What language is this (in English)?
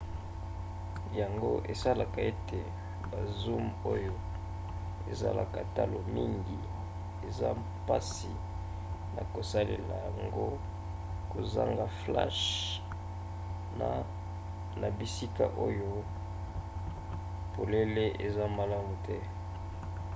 Lingala